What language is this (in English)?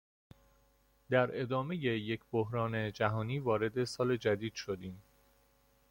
Persian